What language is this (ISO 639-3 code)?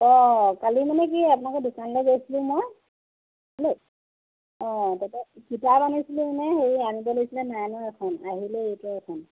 asm